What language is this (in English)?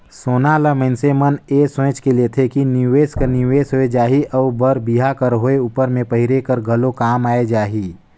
Chhattisgarhi